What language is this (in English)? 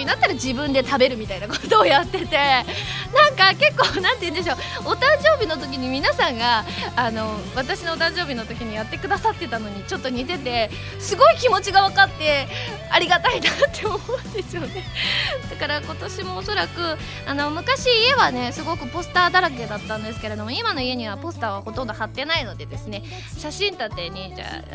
Japanese